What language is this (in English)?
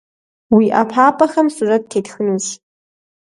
Kabardian